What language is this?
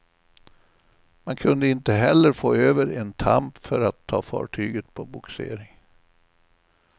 Swedish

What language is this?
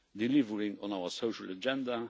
English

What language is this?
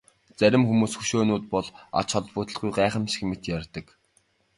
Mongolian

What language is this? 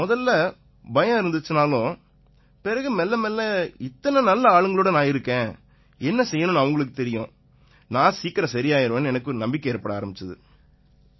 Tamil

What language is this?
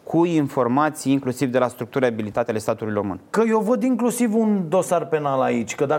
Romanian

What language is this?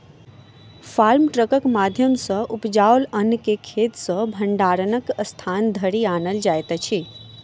Maithili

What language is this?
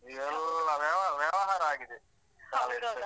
Kannada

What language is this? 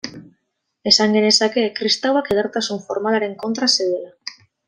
Basque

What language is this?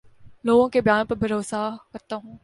Urdu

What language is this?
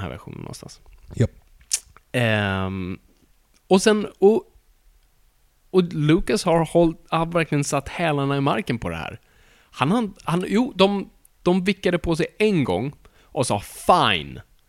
Swedish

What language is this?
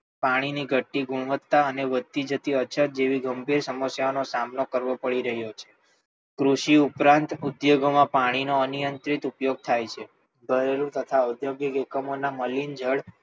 Gujarati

